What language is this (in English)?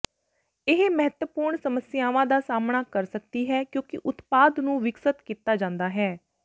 Punjabi